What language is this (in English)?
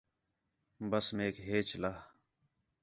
Khetrani